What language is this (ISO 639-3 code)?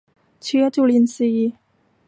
tha